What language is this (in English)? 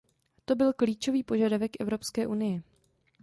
Czech